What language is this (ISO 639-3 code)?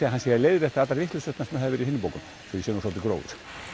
isl